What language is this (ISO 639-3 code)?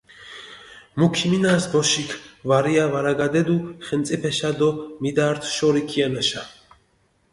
xmf